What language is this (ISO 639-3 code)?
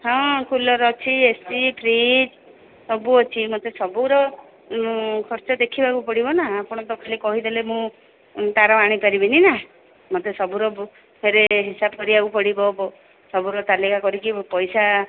ori